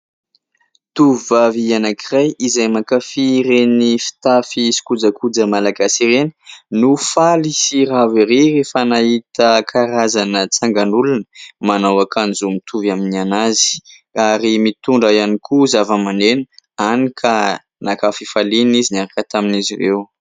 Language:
Malagasy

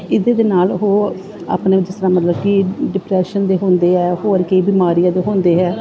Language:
Punjabi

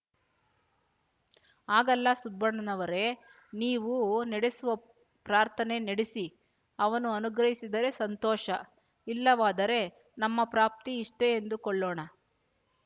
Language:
Kannada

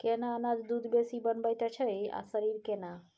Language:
Maithili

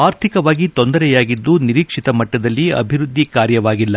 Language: Kannada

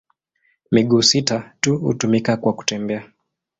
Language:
Swahili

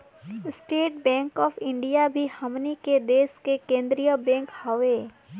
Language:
Bhojpuri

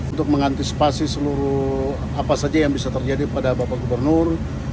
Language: Indonesian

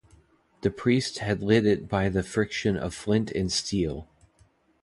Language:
English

